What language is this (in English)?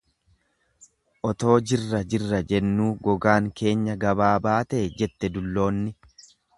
Oromo